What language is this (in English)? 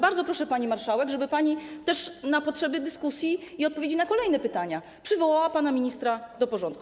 Polish